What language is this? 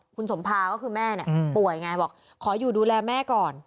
Thai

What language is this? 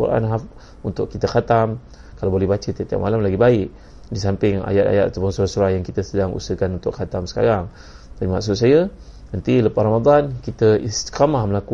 Malay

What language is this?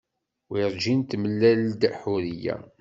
Kabyle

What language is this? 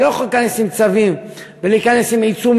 Hebrew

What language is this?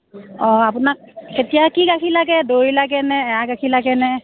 Assamese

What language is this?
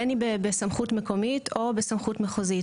Hebrew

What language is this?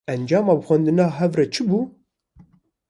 Kurdish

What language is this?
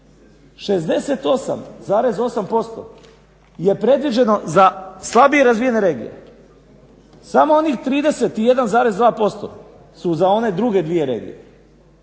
Croatian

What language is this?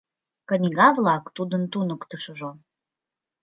Mari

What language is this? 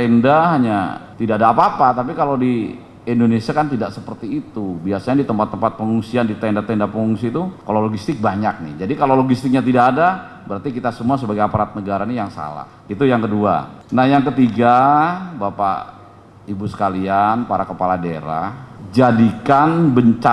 Indonesian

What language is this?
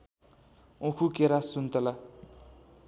Nepali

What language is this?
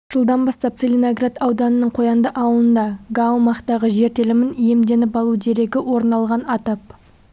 Kazakh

